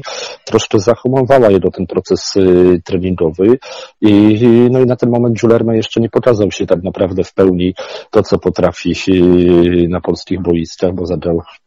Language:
Polish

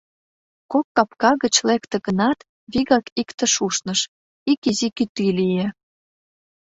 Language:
Mari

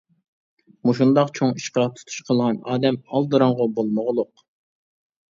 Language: Uyghur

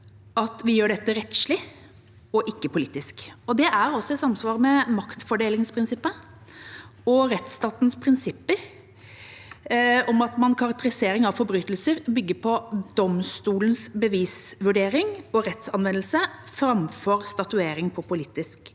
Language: Norwegian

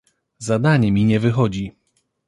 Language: Polish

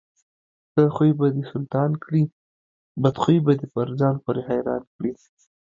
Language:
Pashto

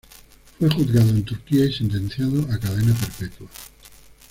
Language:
Spanish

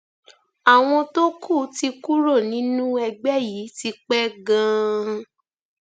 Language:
Yoruba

